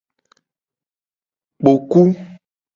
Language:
Gen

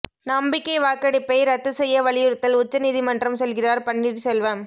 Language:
Tamil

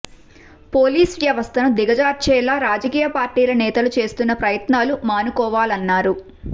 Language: Telugu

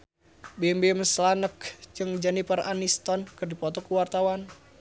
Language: Sundanese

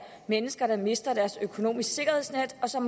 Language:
Danish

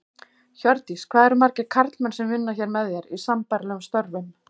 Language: Icelandic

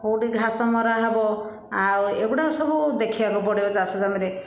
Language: Odia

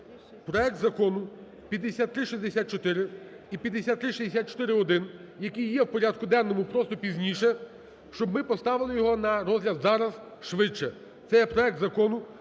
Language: Ukrainian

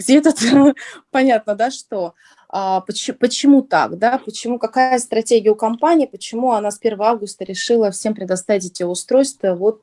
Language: Russian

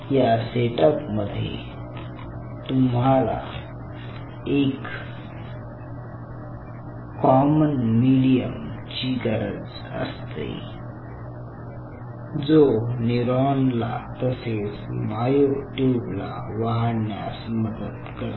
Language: Marathi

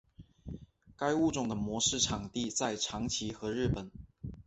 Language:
Chinese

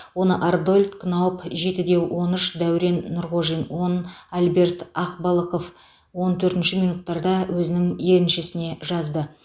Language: Kazakh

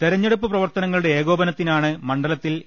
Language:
Malayalam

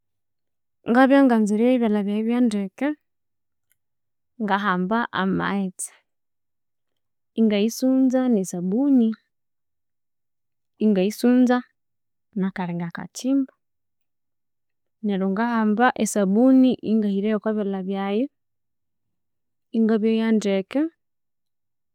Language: Konzo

